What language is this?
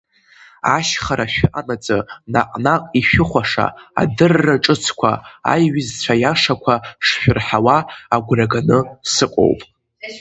Abkhazian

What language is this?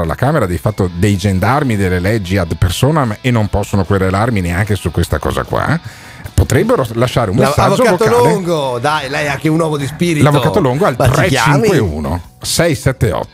Italian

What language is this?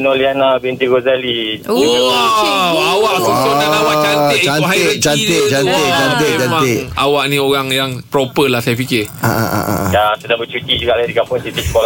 Malay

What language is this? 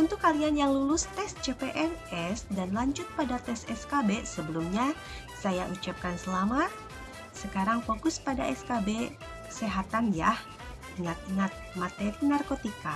Indonesian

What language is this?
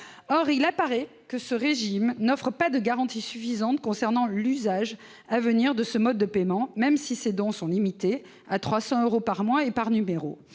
French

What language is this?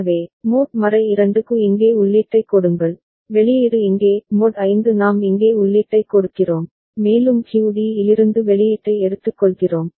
Tamil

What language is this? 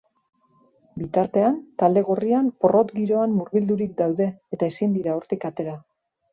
Basque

